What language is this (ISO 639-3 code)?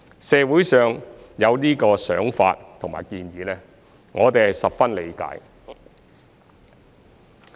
yue